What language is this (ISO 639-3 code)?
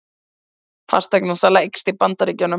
isl